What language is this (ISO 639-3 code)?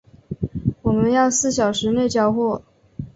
zho